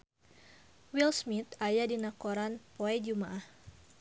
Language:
Sundanese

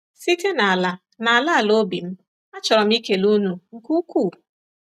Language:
Igbo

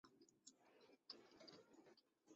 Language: Chinese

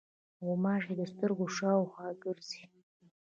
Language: Pashto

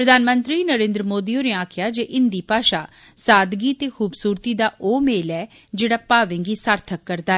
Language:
Dogri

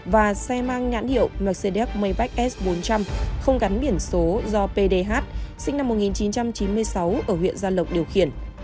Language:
Vietnamese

